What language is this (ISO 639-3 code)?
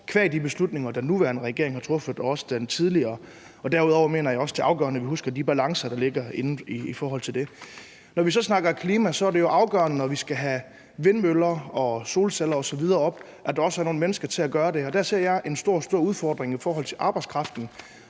dan